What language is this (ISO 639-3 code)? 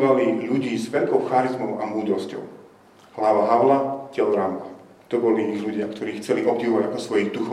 slk